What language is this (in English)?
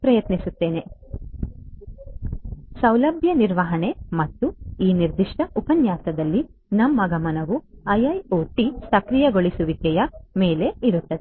Kannada